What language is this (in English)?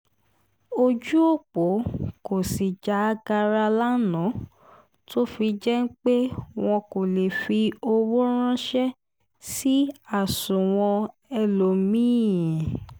Yoruba